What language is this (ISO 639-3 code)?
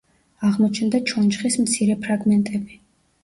kat